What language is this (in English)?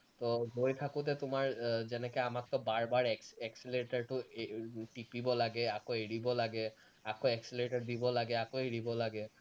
Assamese